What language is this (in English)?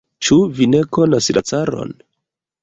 Esperanto